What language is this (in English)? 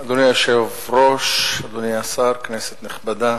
Hebrew